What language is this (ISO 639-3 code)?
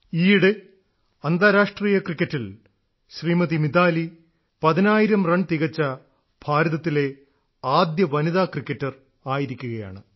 mal